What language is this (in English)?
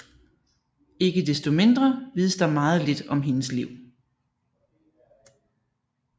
Danish